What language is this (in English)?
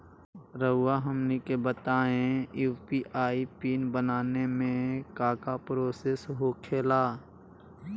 Magahi